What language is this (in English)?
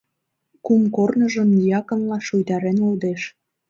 Mari